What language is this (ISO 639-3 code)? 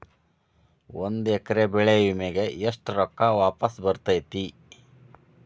kan